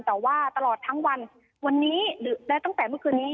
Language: Thai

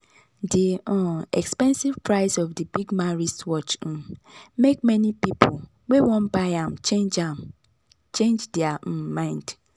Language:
Nigerian Pidgin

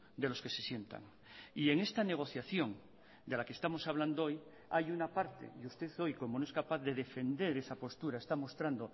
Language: Spanish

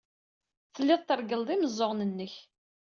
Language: Kabyle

